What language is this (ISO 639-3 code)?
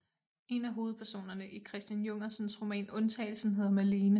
dan